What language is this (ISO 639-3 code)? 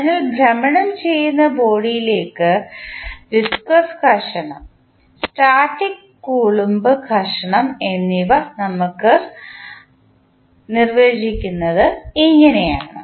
mal